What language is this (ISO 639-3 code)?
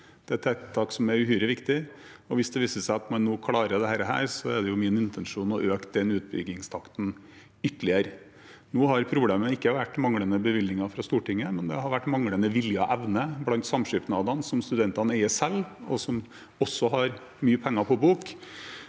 nor